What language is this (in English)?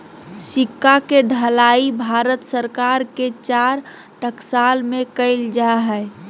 Magahi